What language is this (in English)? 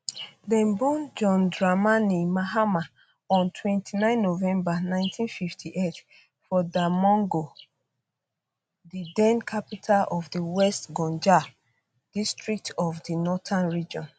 Nigerian Pidgin